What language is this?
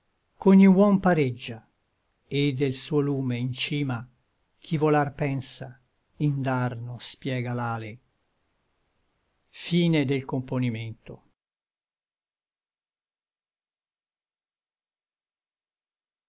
Italian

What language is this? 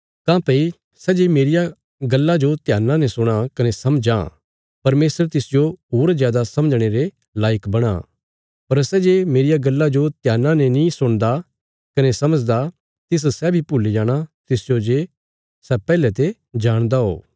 Bilaspuri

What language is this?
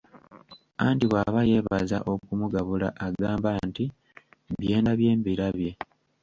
Ganda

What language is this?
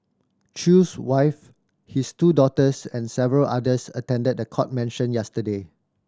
English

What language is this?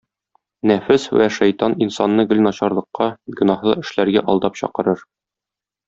Tatar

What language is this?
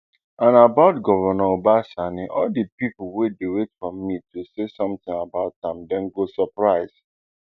Nigerian Pidgin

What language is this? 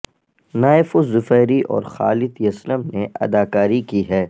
Urdu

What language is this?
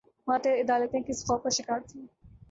Urdu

